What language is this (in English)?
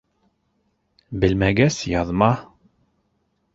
Bashkir